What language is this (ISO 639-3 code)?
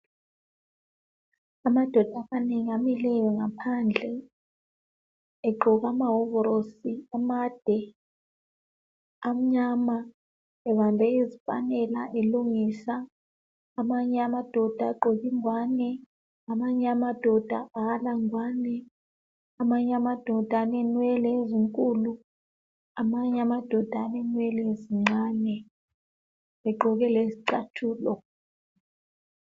nde